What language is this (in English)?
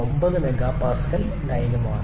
Malayalam